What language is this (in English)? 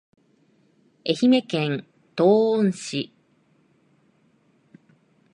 Japanese